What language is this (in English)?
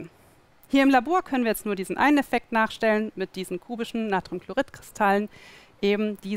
German